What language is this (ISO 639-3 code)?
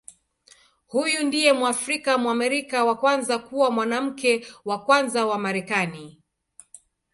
swa